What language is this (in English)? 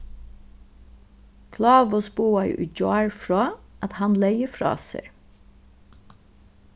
Faroese